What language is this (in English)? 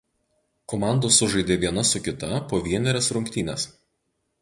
Lithuanian